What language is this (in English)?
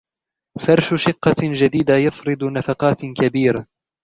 Arabic